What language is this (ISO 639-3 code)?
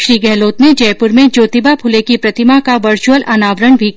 hin